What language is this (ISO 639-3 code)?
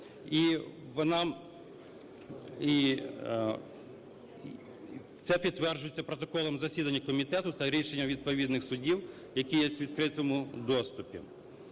ukr